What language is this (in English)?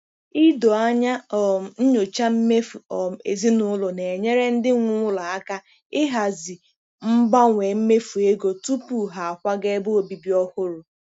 Igbo